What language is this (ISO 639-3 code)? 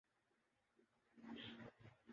urd